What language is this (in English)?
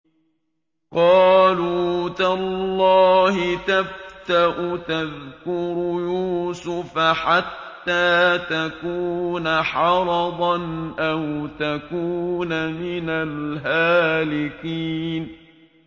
Arabic